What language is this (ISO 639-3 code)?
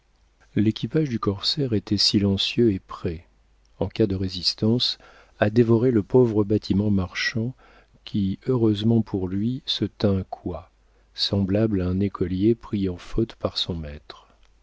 fra